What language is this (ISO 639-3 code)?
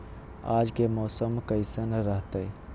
mag